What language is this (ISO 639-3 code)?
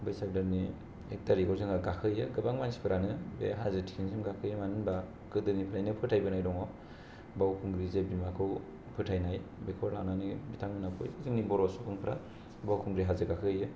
brx